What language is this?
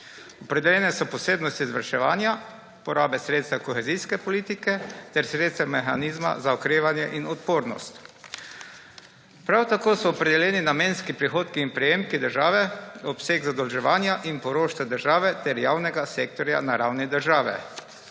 Slovenian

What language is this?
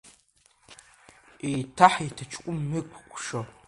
Abkhazian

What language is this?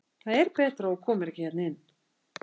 Icelandic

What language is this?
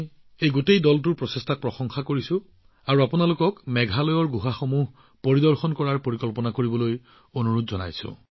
Assamese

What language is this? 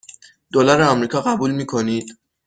Persian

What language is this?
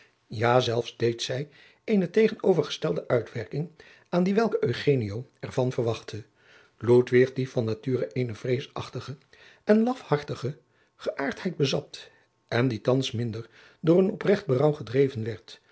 Dutch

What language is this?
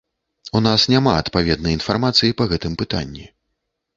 Belarusian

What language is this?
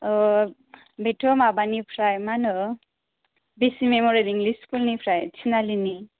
Bodo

